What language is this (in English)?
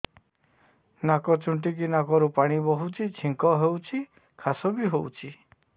Odia